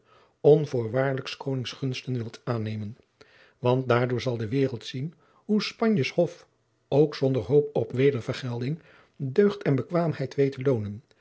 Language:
Dutch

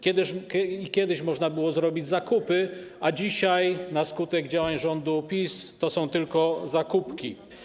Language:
Polish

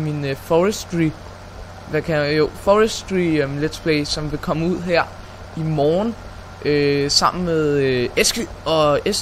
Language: Danish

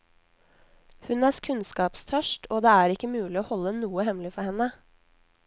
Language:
Norwegian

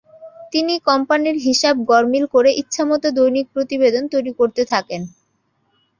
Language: Bangla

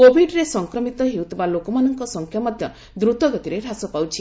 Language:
Odia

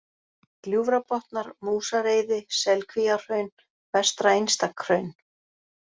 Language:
Icelandic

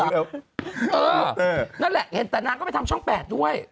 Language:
Thai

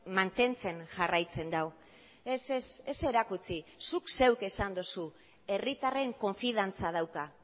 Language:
Basque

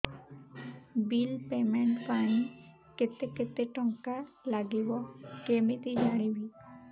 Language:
Odia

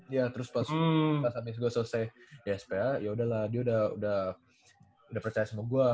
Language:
Indonesian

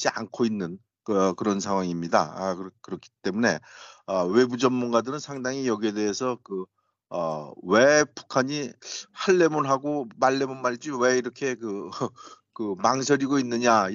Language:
Korean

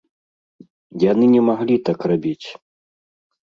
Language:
Belarusian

